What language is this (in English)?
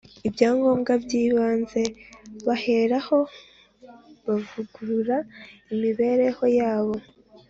Kinyarwanda